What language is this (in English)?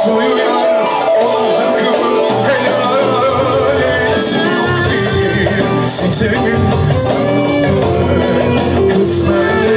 Arabic